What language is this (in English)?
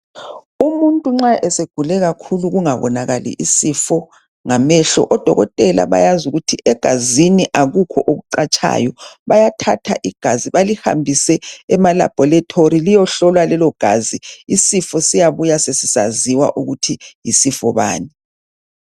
North Ndebele